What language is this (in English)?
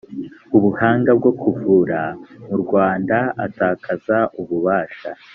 Kinyarwanda